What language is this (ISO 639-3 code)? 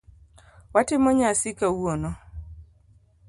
luo